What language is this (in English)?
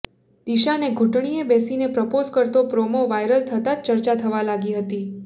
Gujarati